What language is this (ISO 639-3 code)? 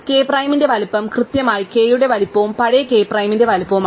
mal